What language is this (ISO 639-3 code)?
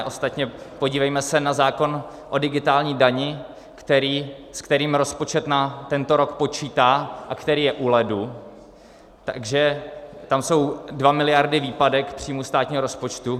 ces